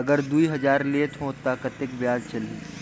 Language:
Chhattisgarhi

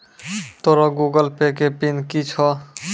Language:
Maithili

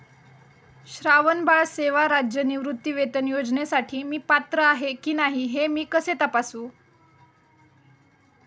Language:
Marathi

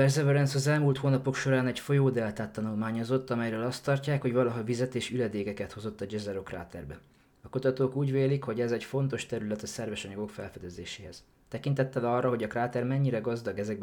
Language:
Hungarian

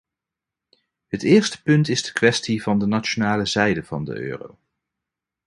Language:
Dutch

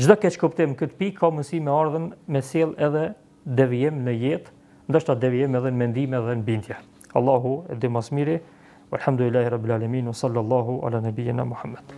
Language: Romanian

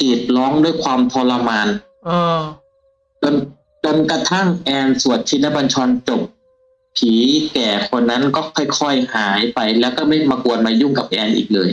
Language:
Thai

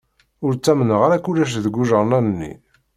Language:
Kabyle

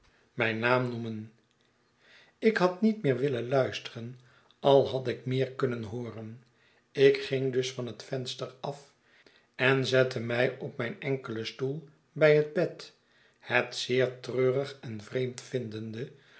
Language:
Dutch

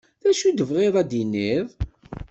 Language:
Kabyle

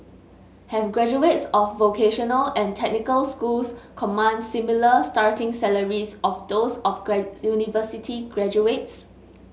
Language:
English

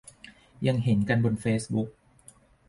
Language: Thai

